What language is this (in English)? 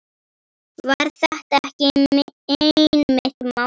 Icelandic